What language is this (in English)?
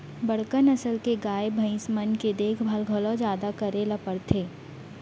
Chhattisgarhi